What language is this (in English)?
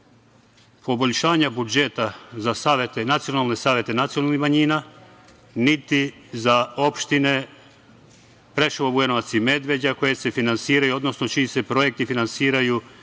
Serbian